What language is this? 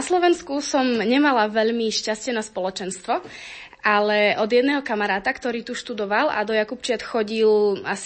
Slovak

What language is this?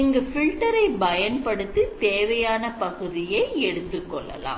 Tamil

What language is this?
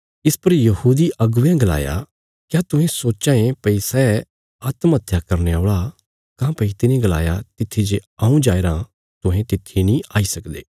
Bilaspuri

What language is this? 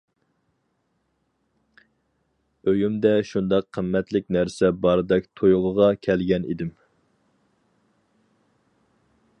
Uyghur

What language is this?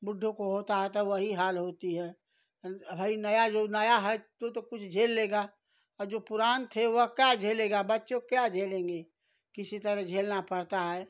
Hindi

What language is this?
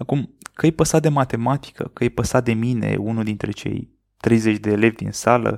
Romanian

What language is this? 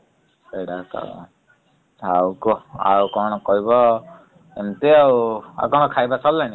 Odia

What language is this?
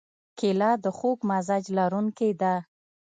Pashto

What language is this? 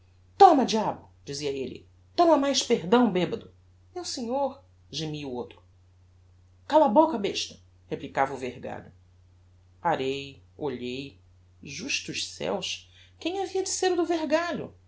Portuguese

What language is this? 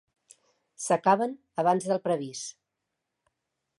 Catalan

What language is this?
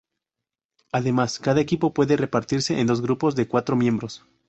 Spanish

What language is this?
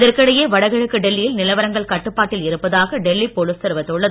Tamil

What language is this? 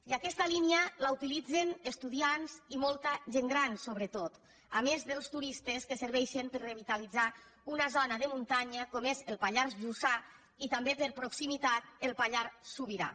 Catalan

